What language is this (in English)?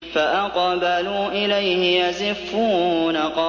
Arabic